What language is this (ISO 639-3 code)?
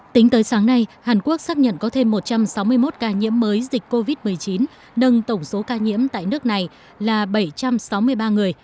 vie